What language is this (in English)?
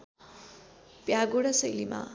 Nepali